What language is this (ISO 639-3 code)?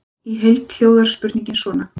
isl